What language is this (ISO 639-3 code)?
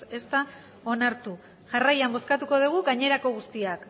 eus